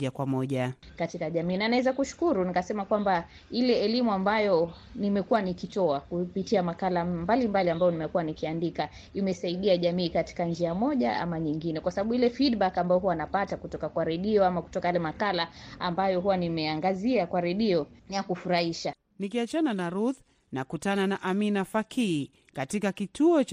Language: Swahili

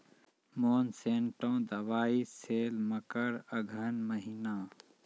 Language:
Maithili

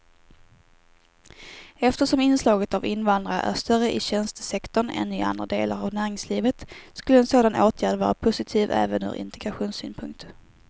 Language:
Swedish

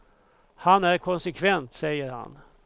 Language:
Swedish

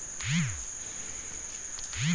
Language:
Kannada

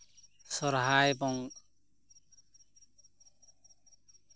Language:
Santali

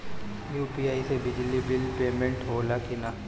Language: Bhojpuri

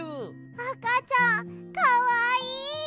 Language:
Japanese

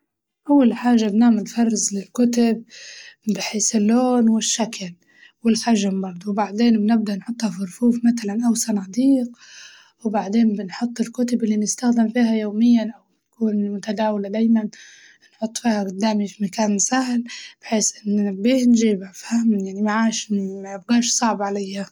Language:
Libyan Arabic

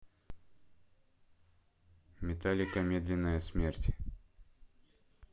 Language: Russian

